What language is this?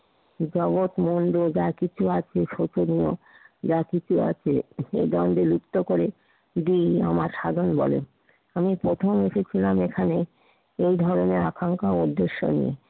Bangla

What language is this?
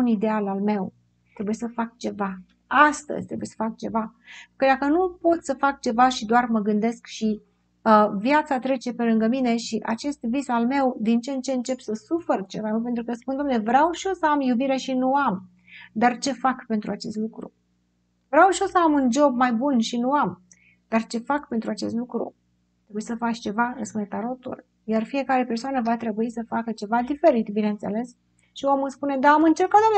Romanian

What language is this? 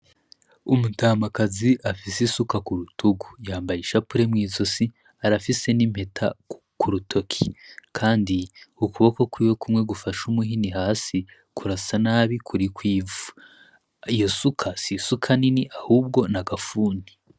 Rundi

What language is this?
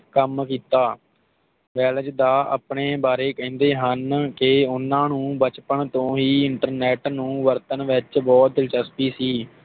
Punjabi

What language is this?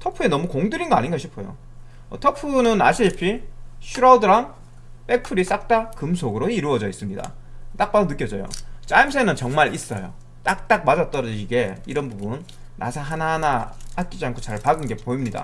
Korean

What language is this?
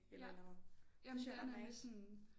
Danish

